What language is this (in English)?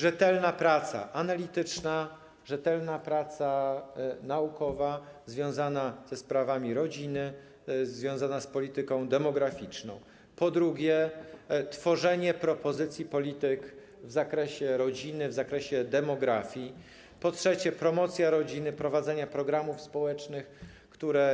Polish